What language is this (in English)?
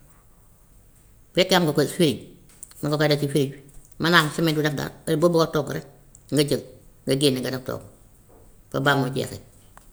Gambian Wolof